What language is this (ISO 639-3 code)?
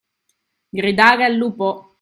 ita